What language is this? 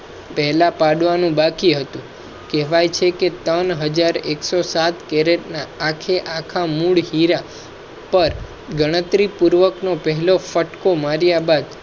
Gujarati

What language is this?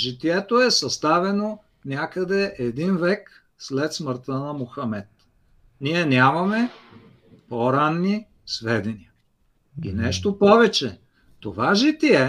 Bulgarian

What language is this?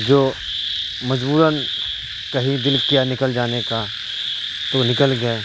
Urdu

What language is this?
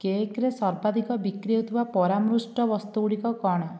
Odia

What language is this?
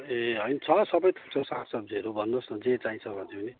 Nepali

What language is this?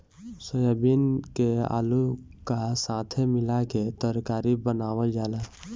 Bhojpuri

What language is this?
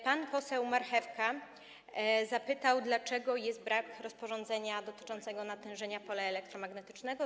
Polish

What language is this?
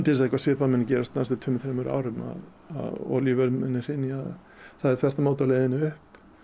Icelandic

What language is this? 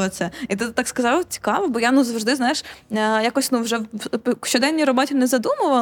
Ukrainian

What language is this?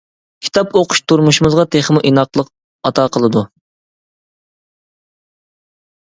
Uyghur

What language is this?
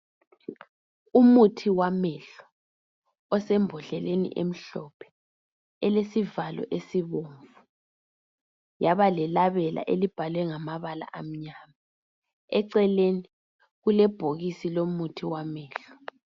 North Ndebele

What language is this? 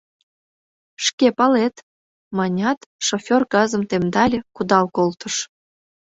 Mari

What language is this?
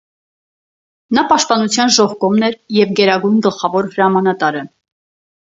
Armenian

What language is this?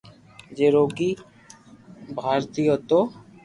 Loarki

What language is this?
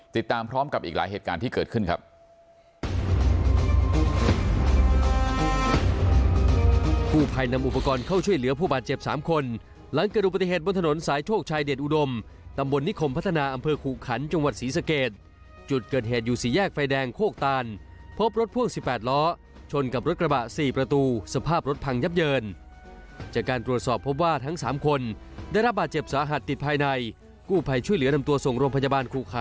Thai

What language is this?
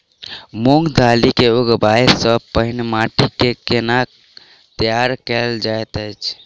Maithili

